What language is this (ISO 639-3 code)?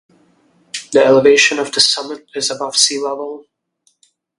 eng